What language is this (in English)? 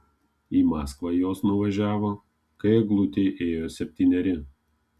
Lithuanian